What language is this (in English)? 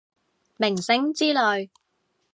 Cantonese